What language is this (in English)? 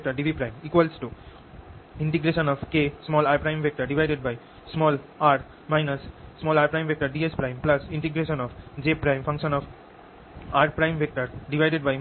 Bangla